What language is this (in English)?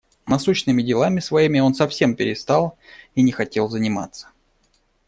Russian